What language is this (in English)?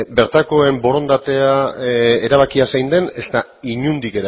Basque